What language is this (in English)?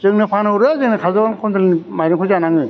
Bodo